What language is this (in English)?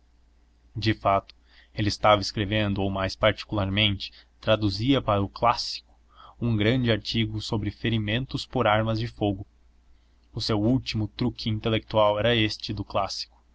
Portuguese